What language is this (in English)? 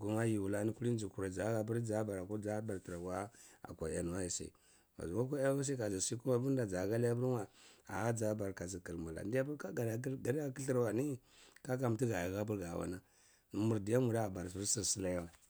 Cibak